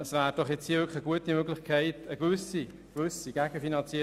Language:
Swiss German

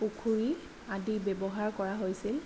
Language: Assamese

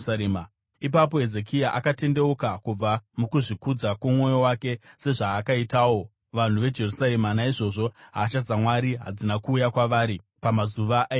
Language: Shona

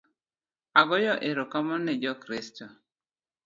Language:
Luo (Kenya and Tanzania)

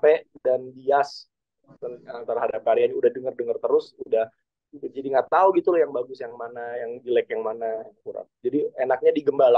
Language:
Indonesian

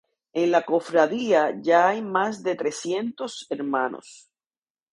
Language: Spanish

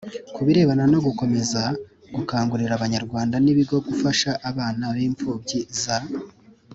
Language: Kinyarwanda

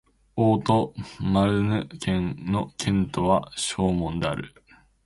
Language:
Japanese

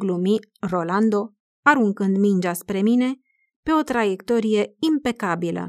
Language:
Romanian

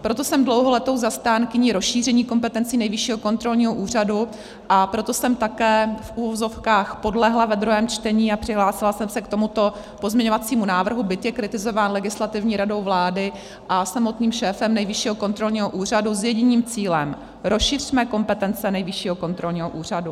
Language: Czech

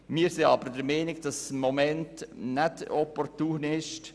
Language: Swiss German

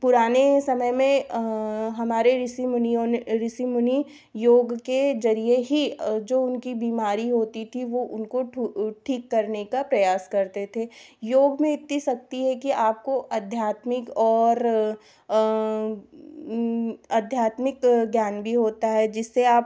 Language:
Hindi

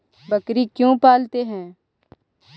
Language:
Magahi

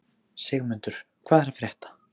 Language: Icelandic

